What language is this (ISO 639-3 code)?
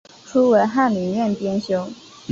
zho